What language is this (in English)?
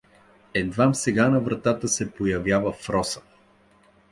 Bulgarian